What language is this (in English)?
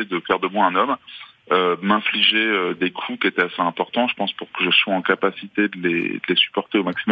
French